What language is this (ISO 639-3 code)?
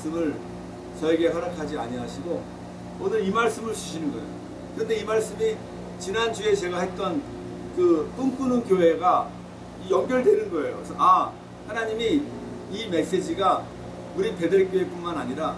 kor